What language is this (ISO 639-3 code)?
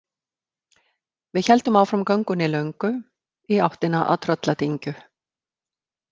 isl